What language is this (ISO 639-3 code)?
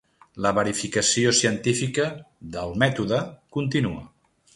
cat